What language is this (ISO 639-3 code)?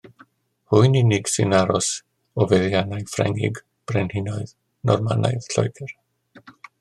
cym